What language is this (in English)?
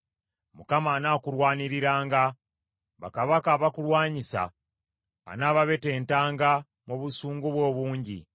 Ganda